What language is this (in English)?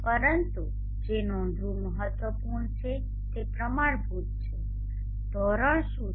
Gujarati